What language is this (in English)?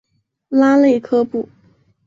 Chinese